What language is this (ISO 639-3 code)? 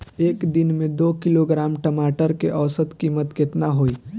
bho